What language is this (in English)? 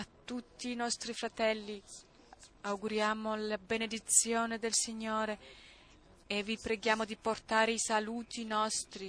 Italian